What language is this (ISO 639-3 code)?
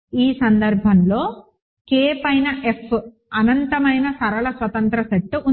tel